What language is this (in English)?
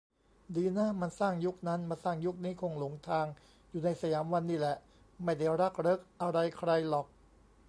Thai